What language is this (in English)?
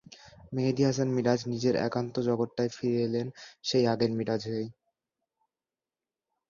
Bangla